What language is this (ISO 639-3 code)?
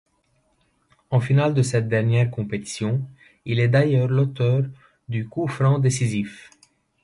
fra